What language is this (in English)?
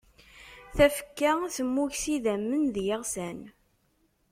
Kabyle